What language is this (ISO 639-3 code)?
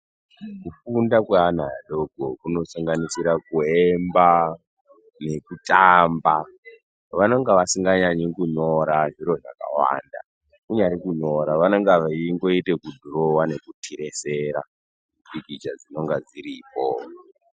ndc